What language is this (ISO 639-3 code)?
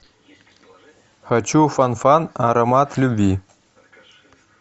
rus